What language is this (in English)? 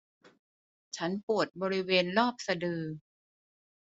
Thai